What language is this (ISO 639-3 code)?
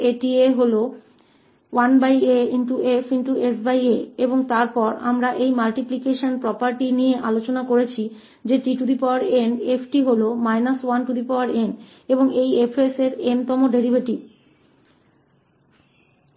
hin